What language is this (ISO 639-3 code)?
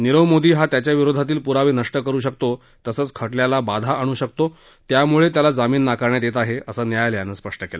mar